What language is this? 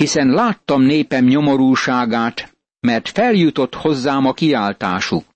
Hungarian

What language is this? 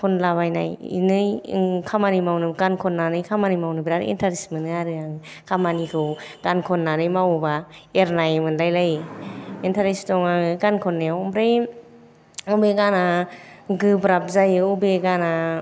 Bodo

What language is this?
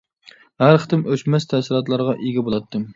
Uyghur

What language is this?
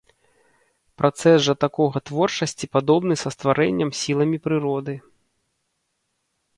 Belarusian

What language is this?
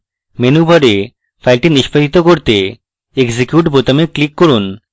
Bangla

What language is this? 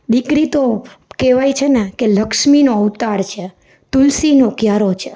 Gujarati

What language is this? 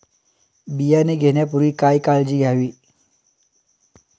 Marathi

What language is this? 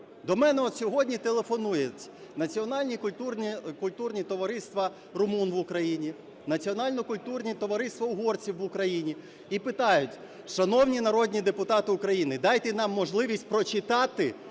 Ukrainian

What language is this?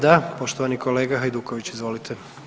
Croatian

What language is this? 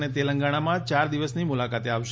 Gujarati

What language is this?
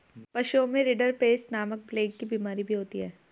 Hindi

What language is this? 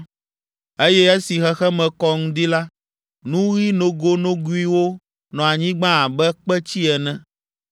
Ewe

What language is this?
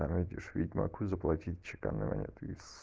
Russian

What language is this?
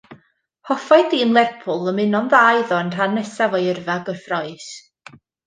Welsh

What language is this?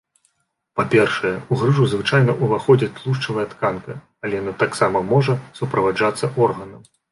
Belarusian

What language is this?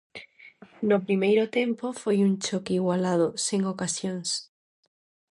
Galician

